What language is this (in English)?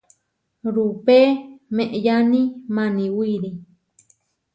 Huarijio